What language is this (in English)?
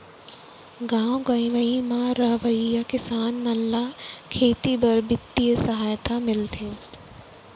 Chhattisgarhi